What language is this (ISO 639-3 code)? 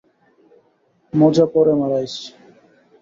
ben